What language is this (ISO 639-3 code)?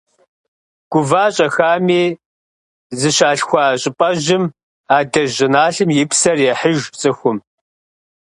kbd